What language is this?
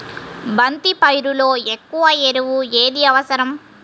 Telugu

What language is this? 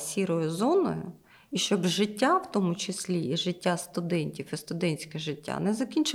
Ukrainian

